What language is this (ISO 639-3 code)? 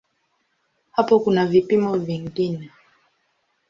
swa